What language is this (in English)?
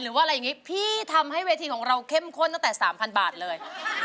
Thai